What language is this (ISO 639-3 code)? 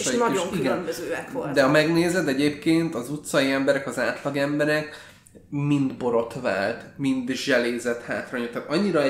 hun